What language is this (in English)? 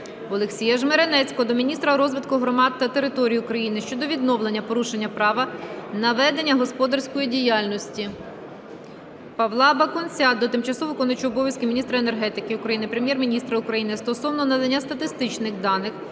Ukrainian